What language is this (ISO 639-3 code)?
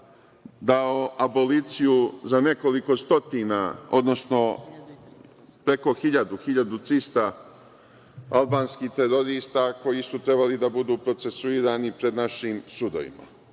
srp